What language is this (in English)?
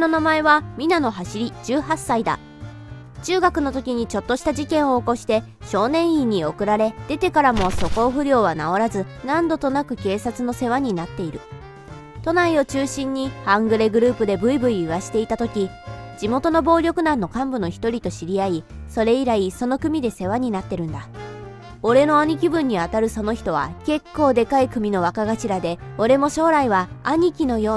Japanese